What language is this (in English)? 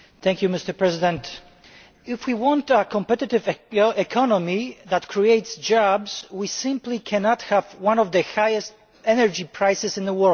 English